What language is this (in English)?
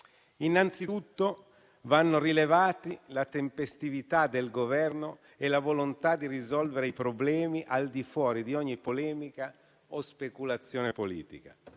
Italian